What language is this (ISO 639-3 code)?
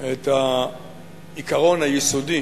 heb